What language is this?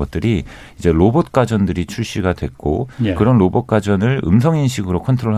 Korean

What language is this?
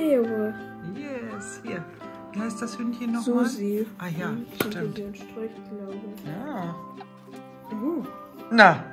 German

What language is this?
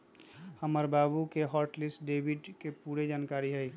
Magahi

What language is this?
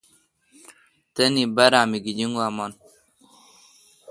Kalkoti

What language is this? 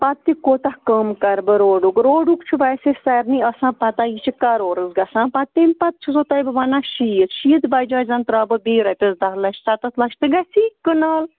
Kashmiri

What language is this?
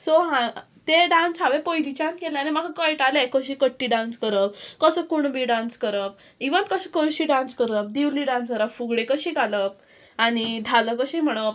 Konkani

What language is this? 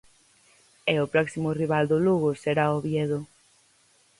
Galician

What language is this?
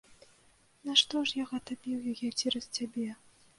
Belarusian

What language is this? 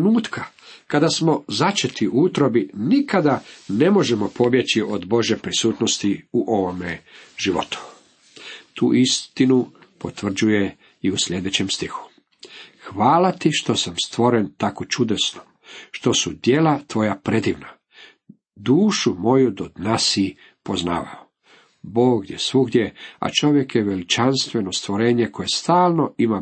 Croatian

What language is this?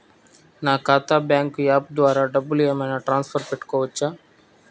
Telugu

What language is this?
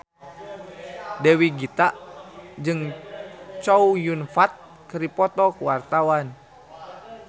Sundanese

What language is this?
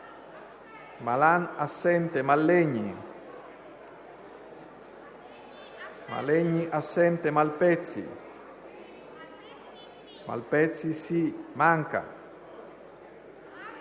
Italian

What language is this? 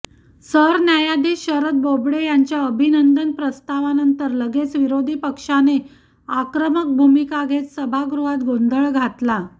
Marathi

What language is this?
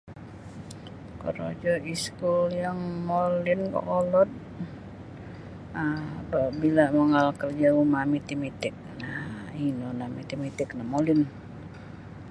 Sabah Bisaya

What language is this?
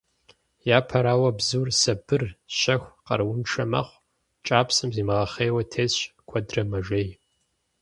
Kabardian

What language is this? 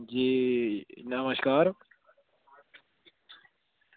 Dogri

